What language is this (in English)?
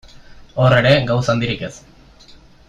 Basque